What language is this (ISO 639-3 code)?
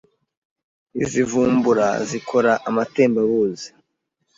kin